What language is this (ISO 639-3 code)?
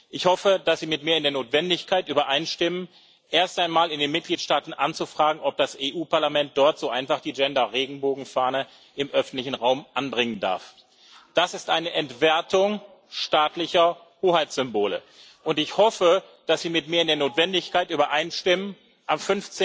deu